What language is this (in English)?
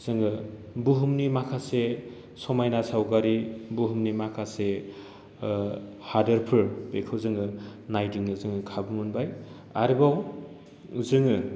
Bodo